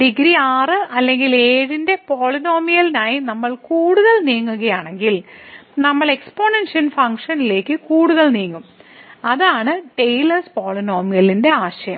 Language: Malayalam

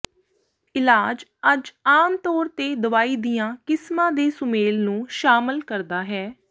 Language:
Punjabi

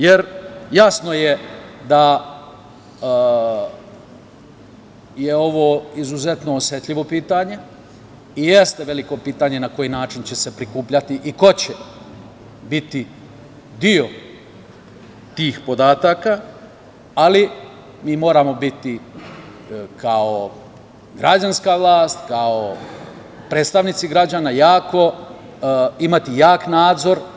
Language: Serbian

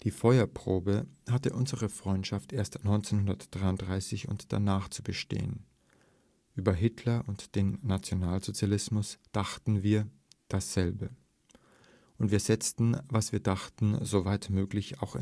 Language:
German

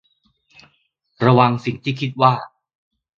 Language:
Thai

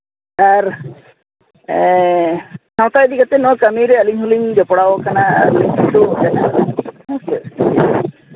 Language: Santali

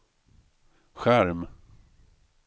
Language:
Swedish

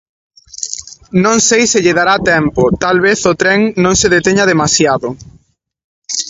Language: Galician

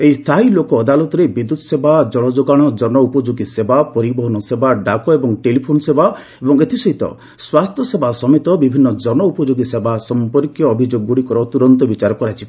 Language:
Odia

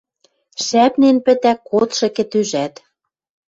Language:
Western Mari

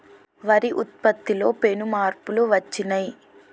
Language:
Telugu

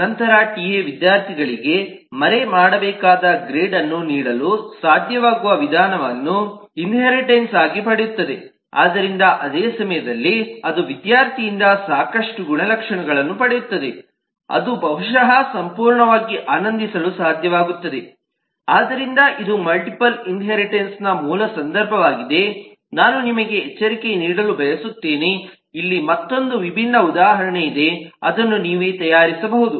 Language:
Kannada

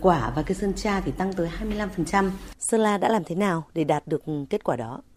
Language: Vietnamese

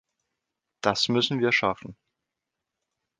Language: German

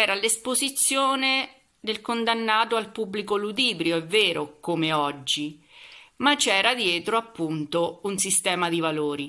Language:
Italian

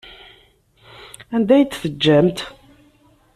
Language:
Kabyle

